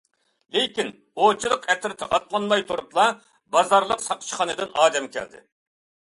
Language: Uyghur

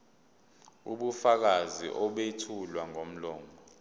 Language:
Zulu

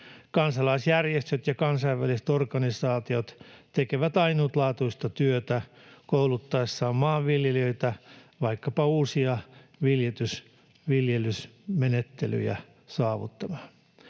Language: Finnish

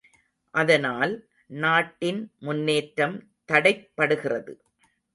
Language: Tamil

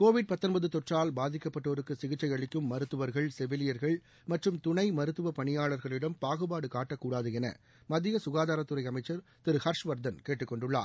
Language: Tamil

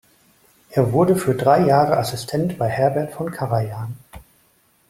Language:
German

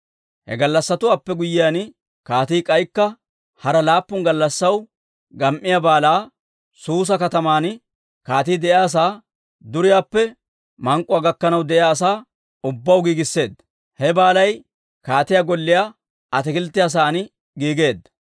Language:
Dawro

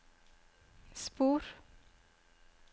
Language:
Norwegian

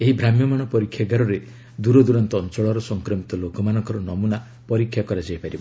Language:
Odia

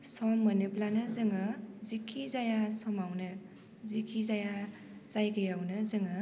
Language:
Bodo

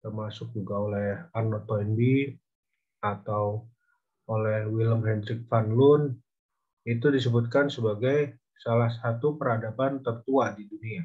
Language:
Indonesian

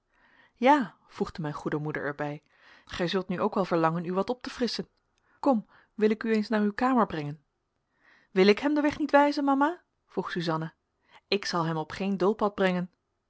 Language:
Dutch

